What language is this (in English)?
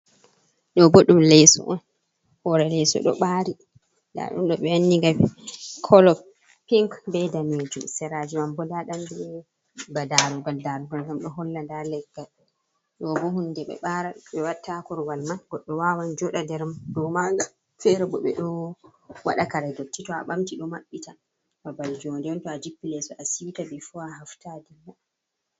Fula